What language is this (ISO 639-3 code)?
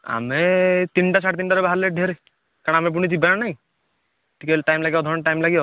ori